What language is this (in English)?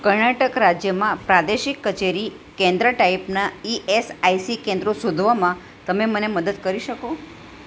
Gujarati